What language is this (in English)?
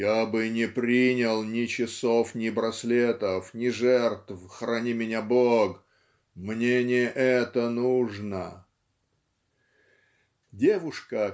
Russian